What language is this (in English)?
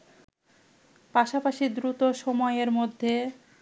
Bangla